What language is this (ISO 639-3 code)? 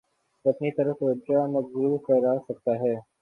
urd